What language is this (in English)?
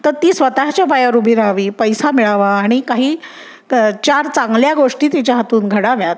Marathi